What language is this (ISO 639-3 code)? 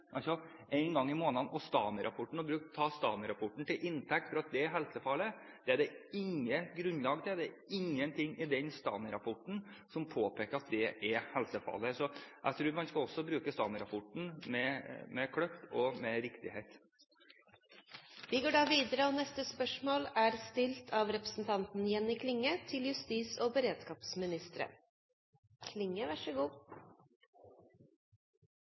nor